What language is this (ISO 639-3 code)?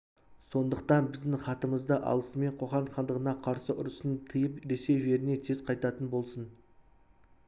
kaz